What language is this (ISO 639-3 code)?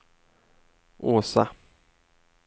swe